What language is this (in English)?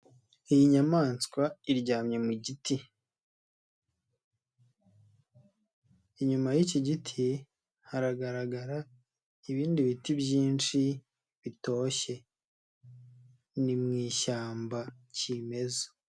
Kinyarwanda